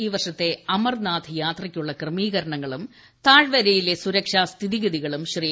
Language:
Malayalam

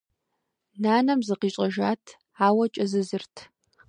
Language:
Kabardian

